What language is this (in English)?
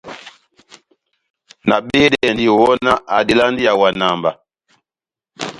Batanga